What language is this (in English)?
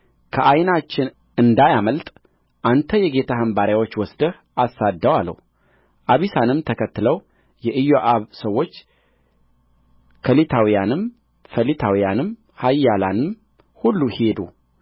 Amharic